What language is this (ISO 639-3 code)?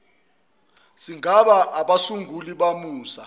zul